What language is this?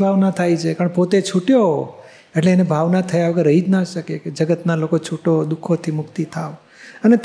Gujarati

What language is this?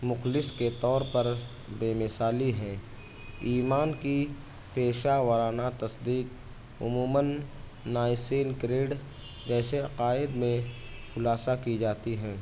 Urdu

